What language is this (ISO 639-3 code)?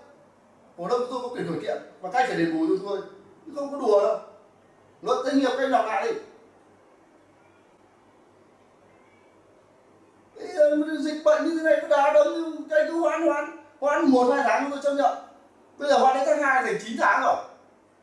vie